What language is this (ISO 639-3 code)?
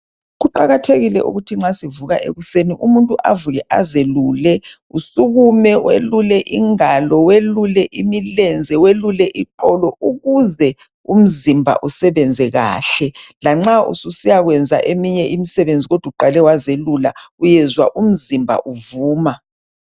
nde